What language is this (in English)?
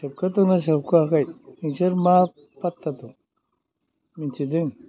Bodo